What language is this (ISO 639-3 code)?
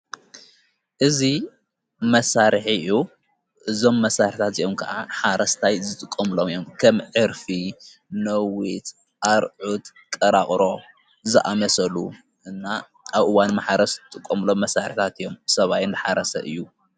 tir